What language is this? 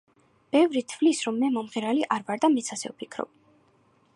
Georgian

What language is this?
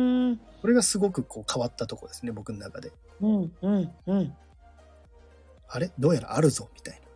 Japanese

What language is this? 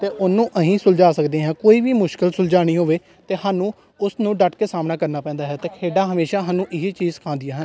Punjabi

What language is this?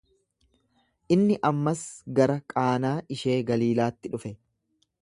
Oromo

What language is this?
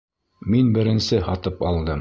Bashkir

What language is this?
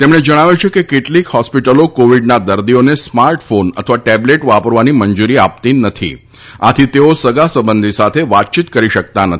Gujarati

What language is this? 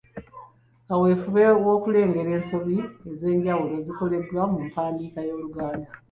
Ganda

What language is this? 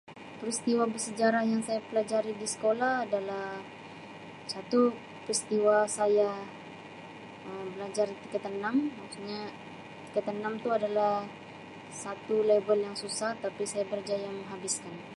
Sabah Malay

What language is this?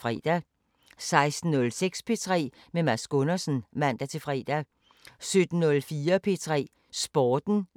Danish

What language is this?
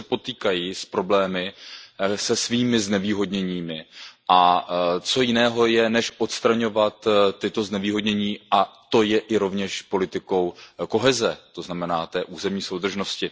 Czech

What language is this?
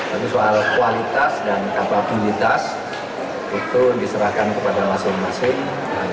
Indonesian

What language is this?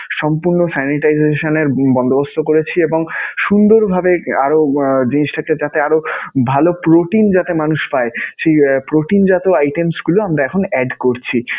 Bangla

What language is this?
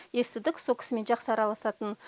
Kazakh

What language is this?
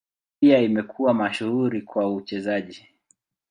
Swahili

